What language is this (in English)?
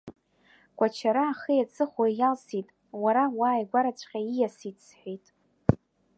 Abkhazian